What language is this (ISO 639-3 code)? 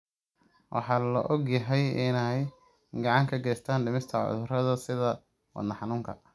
som